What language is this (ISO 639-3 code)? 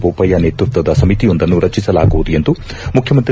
kan